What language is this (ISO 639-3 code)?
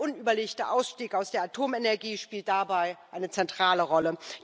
deu